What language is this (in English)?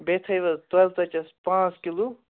Kashmiri